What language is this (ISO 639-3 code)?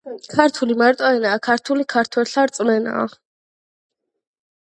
kat